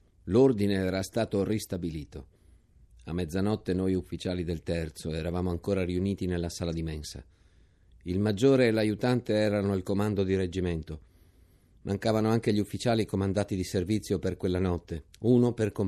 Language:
Italian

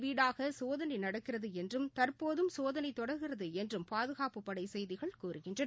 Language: Tamil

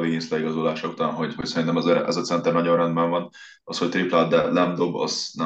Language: Hungarian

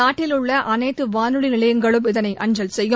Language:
Tamil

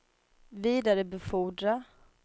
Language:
Swedish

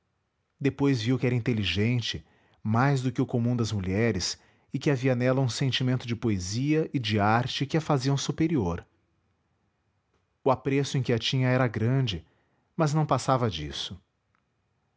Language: Portuguese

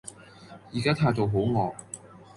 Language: Cantonese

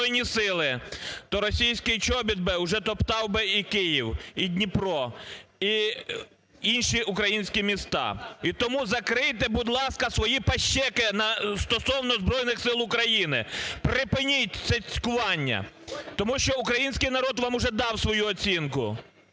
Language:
Ukrainian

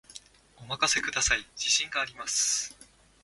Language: Japanese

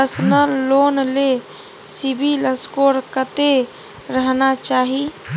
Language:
Maithili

